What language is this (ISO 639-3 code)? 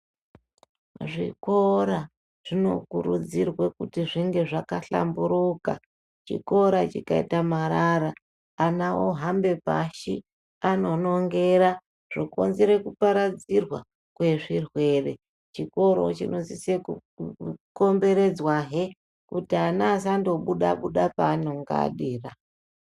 ndc